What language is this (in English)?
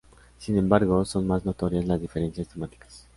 Spanish